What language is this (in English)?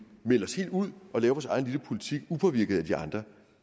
Danish